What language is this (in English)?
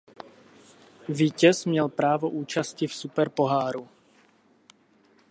Czech